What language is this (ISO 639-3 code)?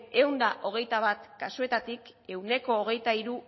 eus